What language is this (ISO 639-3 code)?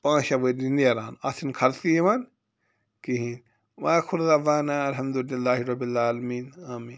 kas